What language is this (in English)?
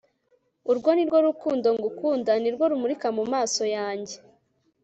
Kinyarwanda